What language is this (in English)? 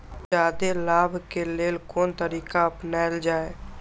Maithili